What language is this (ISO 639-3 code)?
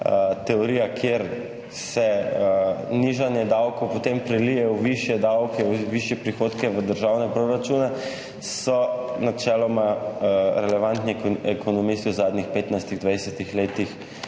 slv